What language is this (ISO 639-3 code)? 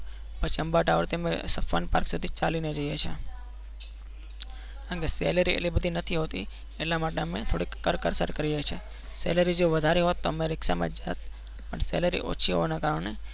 guj